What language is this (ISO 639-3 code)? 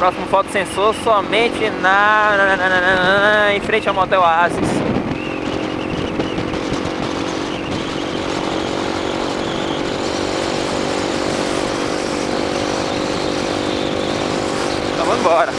por